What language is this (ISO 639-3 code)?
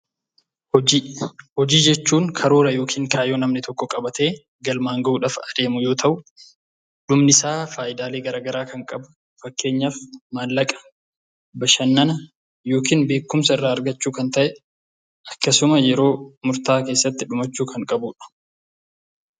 orm